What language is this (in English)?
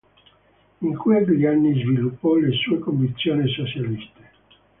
Italian